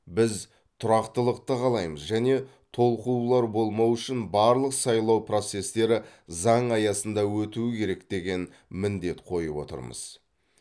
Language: Kazakh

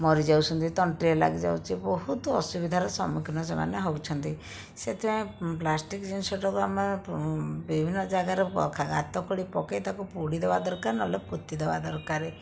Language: Odia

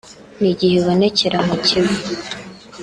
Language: Kinyarwanda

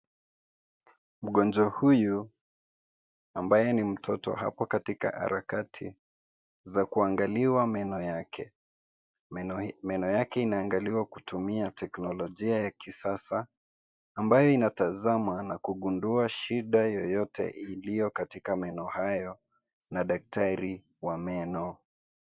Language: Swahili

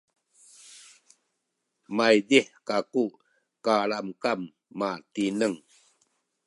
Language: Sakizaya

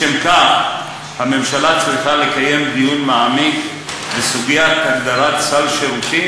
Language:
Hebrew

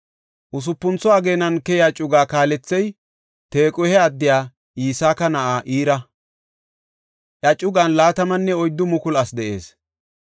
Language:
Gofa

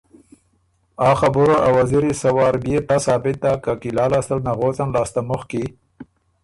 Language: Ormuri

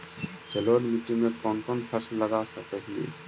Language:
Magahi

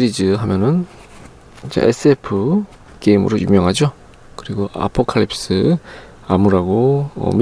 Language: Korean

